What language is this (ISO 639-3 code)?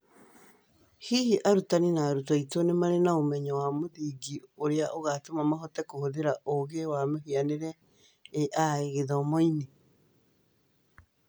kik